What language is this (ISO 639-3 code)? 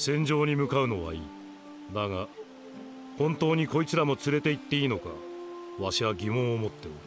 jpn